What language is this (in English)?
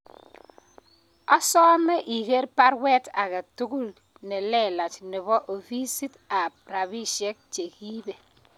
Kalenjin